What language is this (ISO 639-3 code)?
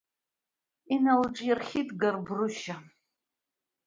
abk